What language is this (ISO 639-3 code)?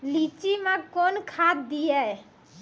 mai